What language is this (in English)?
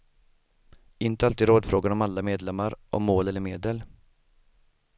Swedish